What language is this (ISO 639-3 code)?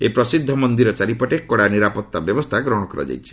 ori